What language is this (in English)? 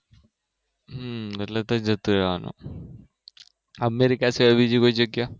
Gujarati